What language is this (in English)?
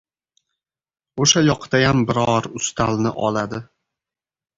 Uzbek